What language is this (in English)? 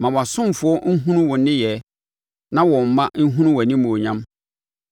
Akan